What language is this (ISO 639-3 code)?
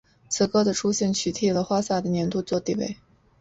zho